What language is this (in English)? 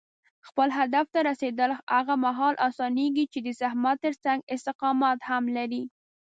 Pashto